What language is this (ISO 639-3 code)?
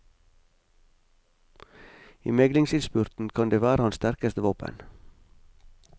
nor